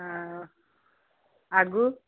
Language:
Maithili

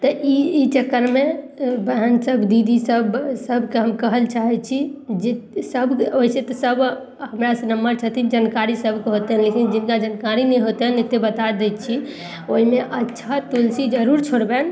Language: Maithili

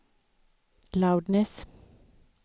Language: Swedish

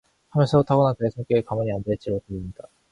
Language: Korean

